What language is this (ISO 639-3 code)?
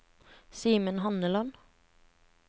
nor